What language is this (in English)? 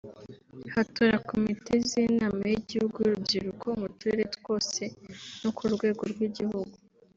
Kinyarwanda